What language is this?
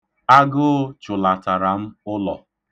Igbo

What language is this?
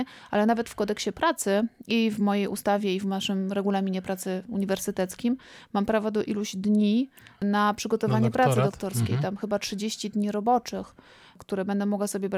Polish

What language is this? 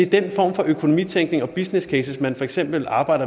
Danish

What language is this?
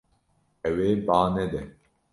Kurdish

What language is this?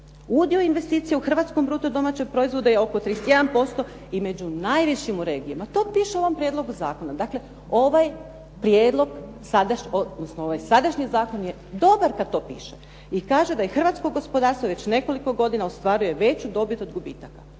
Croatian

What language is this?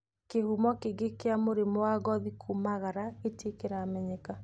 Kikuyu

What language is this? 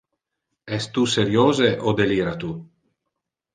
Interlingua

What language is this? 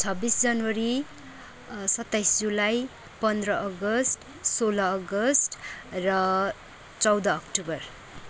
Nepali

